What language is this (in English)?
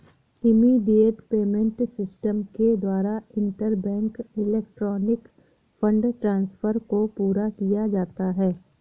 Hindi